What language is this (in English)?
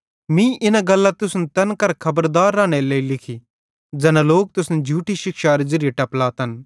Bhadrawahi